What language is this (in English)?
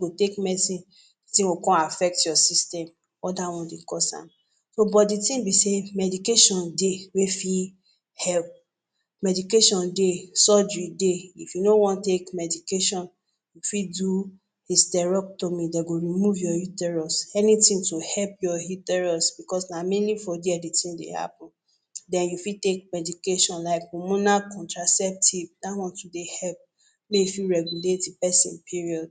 Nigerian Pidgin